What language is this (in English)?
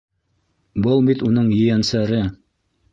Bashkir